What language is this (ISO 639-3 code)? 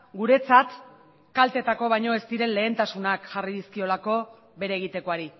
eus